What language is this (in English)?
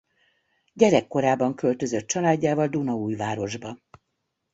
Hungarian